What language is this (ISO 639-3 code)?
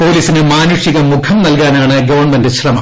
mal